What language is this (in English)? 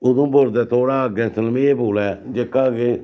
Dogri